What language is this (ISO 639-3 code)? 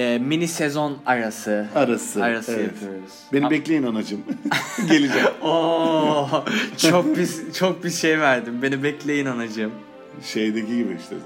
tur